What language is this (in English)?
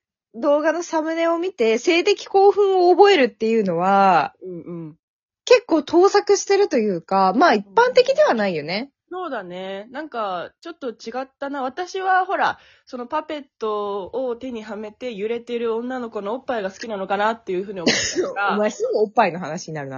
Japanese